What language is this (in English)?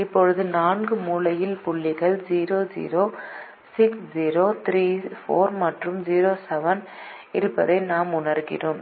Tamil